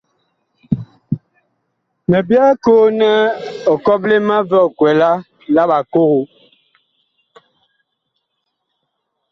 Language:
Bakoko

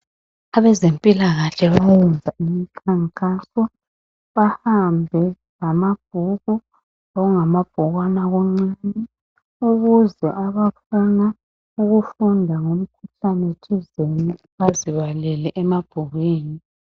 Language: North Ndebele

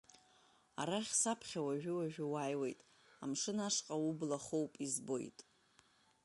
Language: Abkhazian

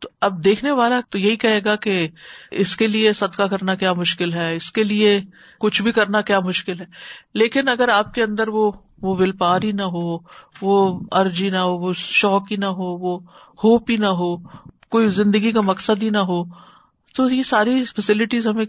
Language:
Urdu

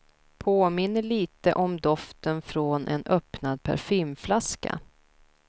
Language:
Swedish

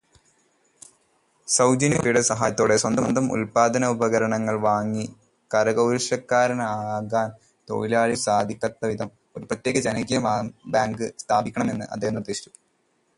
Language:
Malayalam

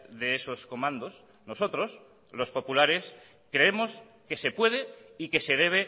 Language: Spanish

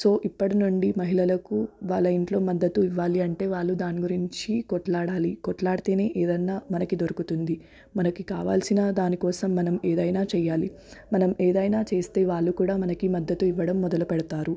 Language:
Telugu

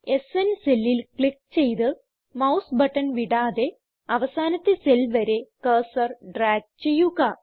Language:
Malayalam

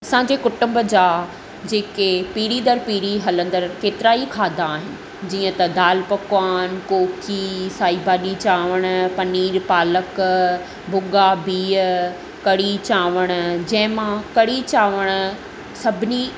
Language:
Sindhi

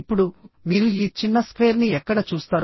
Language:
Telugu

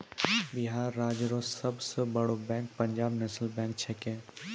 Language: Maithili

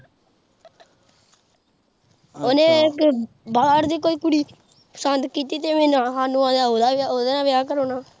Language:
Punjabi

